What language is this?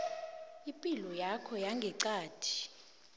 South Ndebele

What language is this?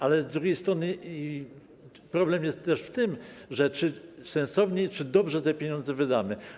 Polish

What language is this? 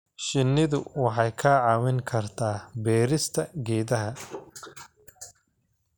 Somali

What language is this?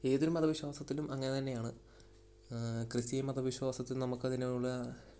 Malayalam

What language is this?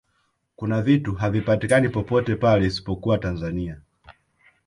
Swahili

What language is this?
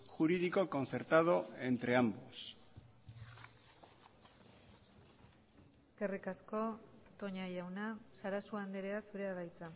Basque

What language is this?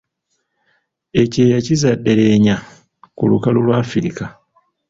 Ganda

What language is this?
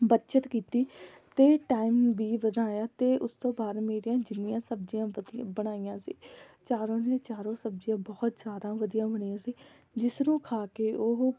Punjabi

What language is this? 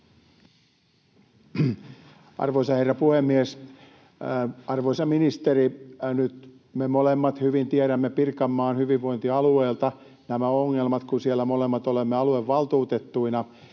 Finnish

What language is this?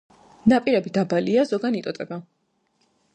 Georgian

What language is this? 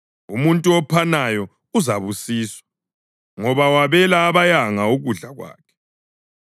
North Ndebele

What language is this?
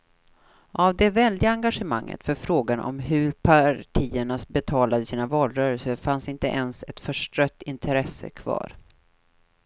Swedish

